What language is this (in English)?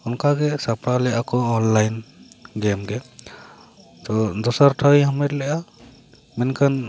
Santali